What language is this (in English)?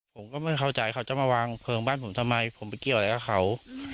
Thai